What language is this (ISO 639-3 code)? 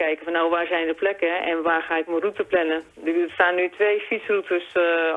nld